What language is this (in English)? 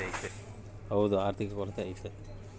Kannada